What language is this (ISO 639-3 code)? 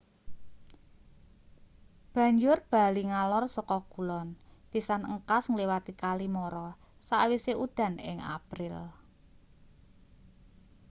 jav